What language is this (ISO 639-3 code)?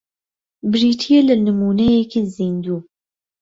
ckb